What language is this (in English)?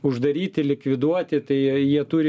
Lithuanian